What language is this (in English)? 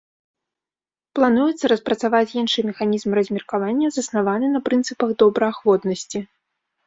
Belarusian